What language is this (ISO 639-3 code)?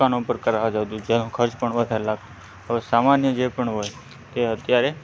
guj